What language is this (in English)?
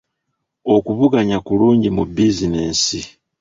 Ganda